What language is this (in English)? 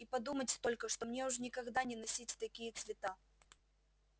Russian